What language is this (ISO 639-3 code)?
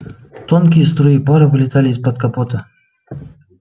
rus